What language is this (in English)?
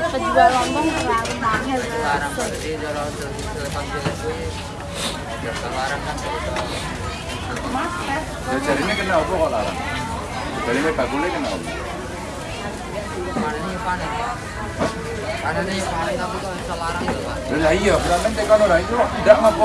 Indonesian